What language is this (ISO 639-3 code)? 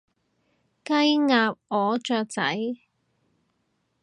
yue